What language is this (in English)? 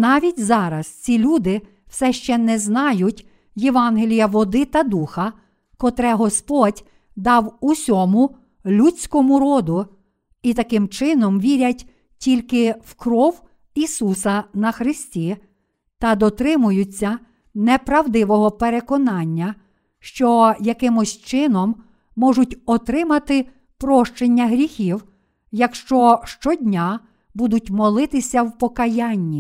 Ukrainian